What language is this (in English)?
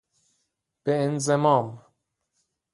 Persian